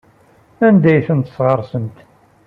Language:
Kabyle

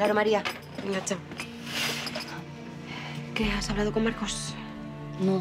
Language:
Spanish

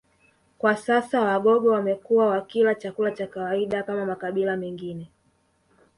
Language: Swahili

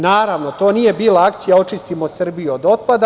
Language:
Serbian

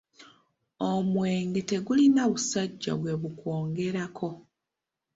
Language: Ganda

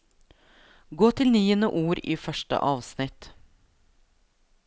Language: Norwegian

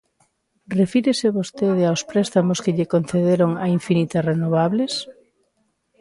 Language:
Galician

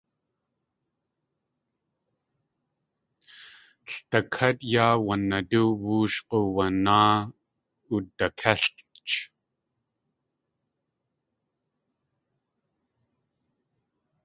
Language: Tlingit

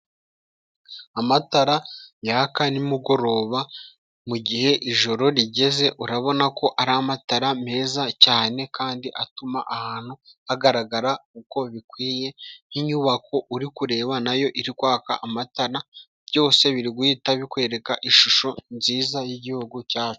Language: Kinyarwanda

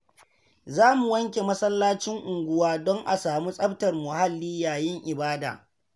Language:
Hausa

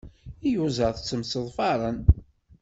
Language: Kabyle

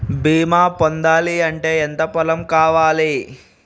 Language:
Telugu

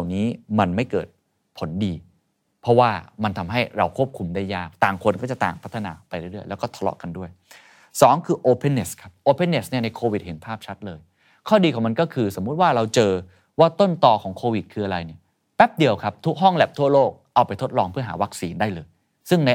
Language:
Thai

